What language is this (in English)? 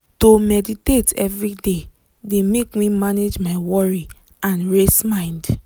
Nigerian Pidgin